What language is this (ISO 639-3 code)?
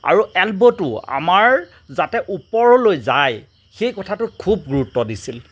asm